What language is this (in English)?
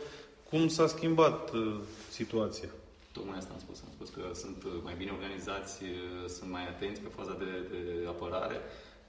Romanian